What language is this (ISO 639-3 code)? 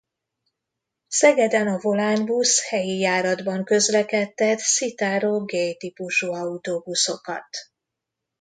hun